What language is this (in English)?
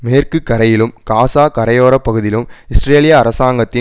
Tamil